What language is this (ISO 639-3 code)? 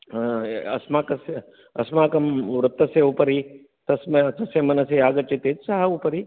san